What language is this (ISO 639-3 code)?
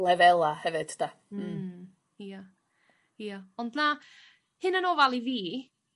cym